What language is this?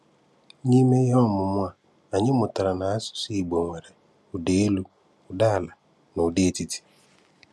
Igbo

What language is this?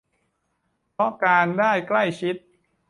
Thai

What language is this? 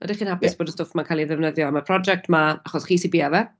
Welsh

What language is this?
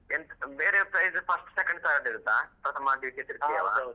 Kannada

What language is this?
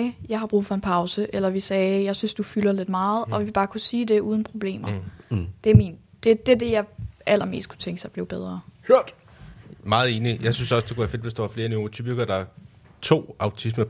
Danish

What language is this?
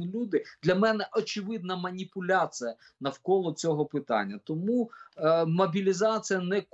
Ukrainian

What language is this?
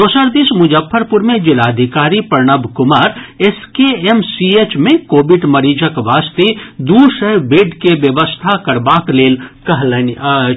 Maithili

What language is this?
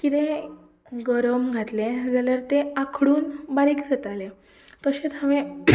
Konkani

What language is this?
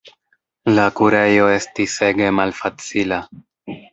Esperanto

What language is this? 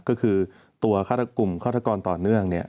Thai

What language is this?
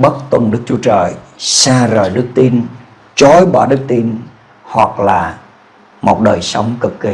Vietnamese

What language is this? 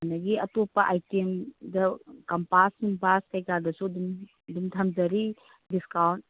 Manipuri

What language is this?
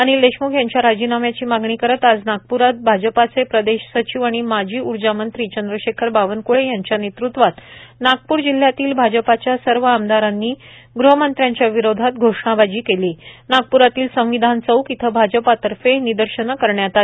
Marathi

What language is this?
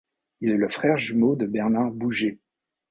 French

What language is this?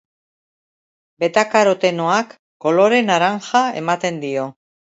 Basque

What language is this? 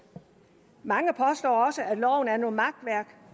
Danish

